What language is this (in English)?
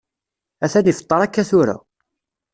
Kabyle